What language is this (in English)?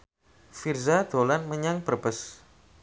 Javanese